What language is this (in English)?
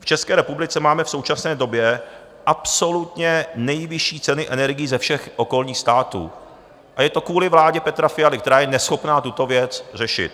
Czech